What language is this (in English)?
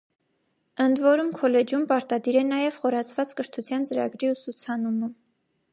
Armenian